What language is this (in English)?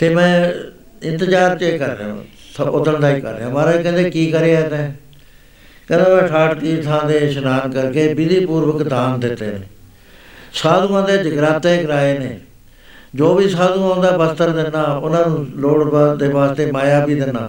Punjabi